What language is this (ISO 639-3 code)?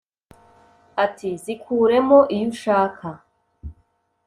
kin